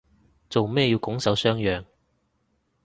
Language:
Cantonese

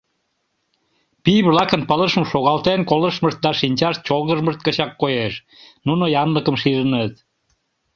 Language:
Mari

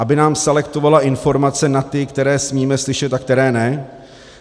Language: Czech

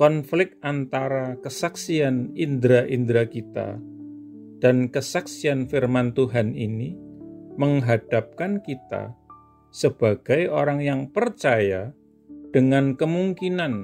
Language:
Indonesian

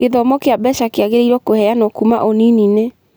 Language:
Kikuyu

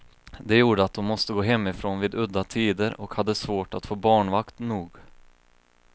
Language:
Swedish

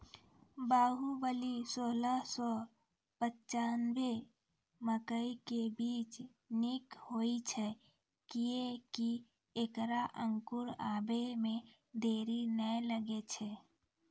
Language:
Maithili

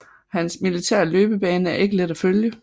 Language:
Danish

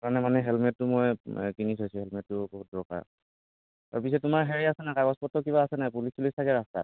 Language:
Assamese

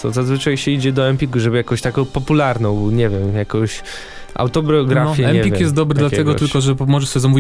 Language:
Polish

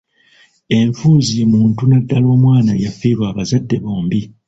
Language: Ganda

